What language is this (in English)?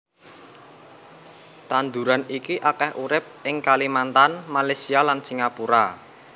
Javanese